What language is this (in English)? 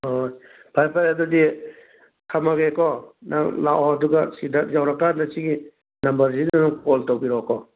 Manipuri